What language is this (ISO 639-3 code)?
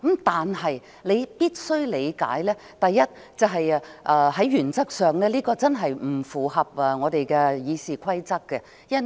yue